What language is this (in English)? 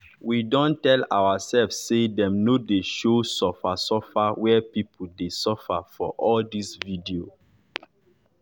Nigerian Pidgin